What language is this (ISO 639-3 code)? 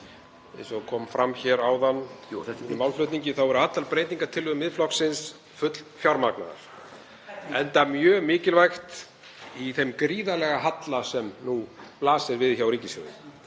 isl